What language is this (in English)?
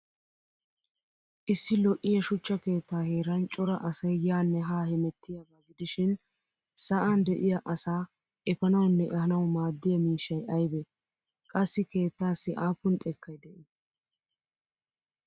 Wolaytta